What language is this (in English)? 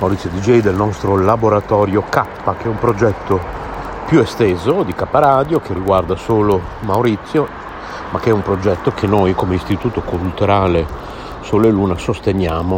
Italian